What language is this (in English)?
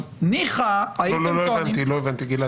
Hebrew